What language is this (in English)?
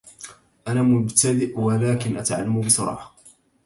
Arabic